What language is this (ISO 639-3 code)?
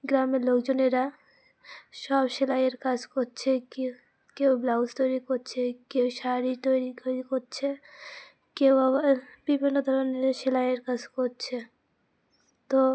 ben